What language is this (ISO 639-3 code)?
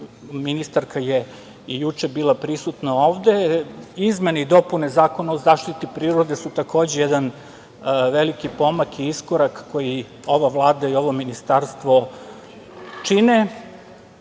srp